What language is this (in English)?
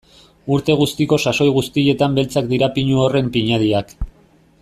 Basque